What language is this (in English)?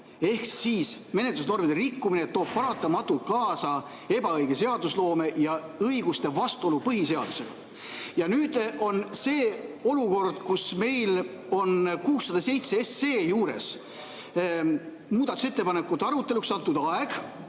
Estonian